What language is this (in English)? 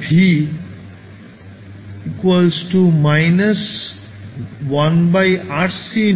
Bangla